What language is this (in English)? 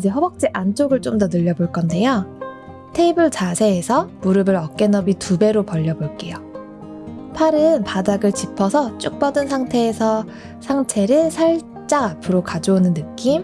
Korean